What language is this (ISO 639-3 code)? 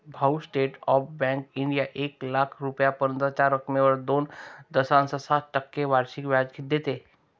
mar